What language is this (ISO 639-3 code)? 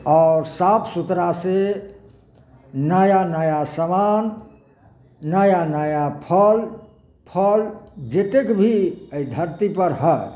mai